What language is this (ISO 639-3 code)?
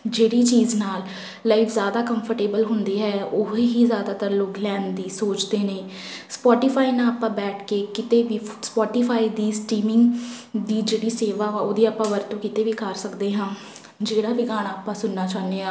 pan